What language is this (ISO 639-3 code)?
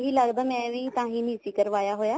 pan